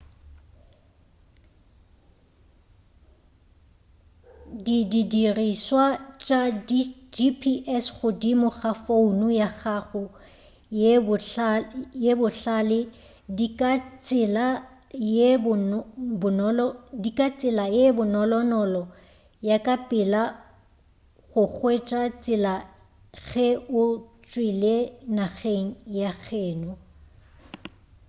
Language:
Northern Sotho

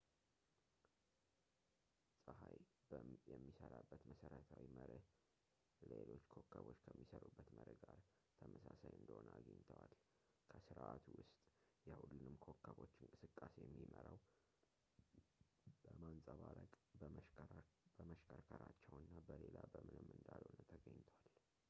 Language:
Amharic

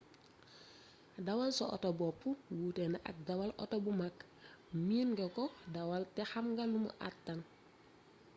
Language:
Wolof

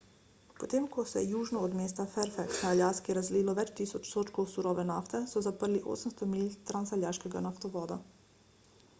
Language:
Slovenian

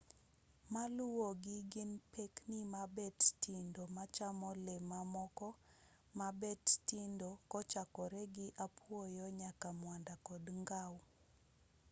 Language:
Luo (Kenya and Tanzania)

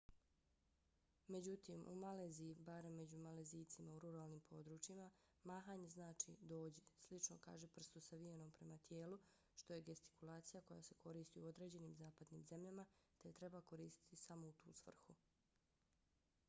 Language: Bosnian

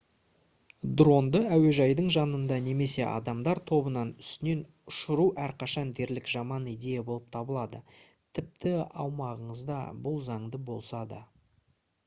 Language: Kazakh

